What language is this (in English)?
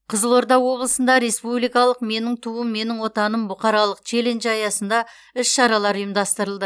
Kazakh